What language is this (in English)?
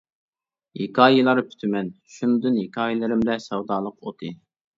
Uyghur